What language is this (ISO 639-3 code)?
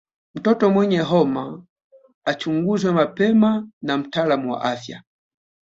swa